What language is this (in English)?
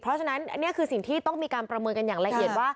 Thai